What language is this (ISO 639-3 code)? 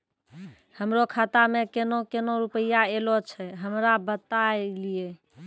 mai